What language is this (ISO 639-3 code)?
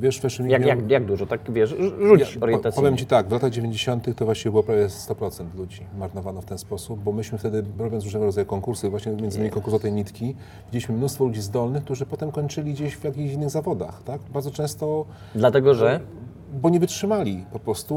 pol